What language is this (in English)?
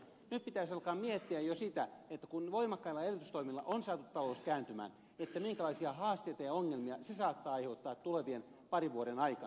Finnish